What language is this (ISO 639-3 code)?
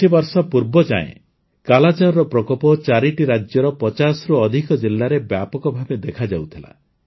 ori